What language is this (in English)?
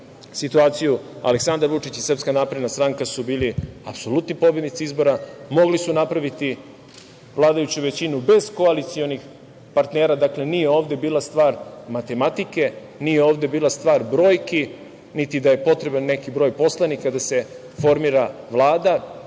Serbian